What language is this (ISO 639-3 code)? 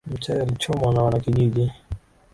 swa